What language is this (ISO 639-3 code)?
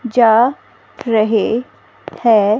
hin